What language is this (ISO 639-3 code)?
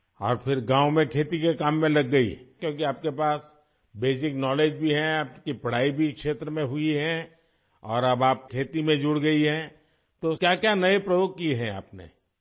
urd